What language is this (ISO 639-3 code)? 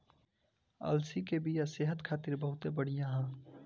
bho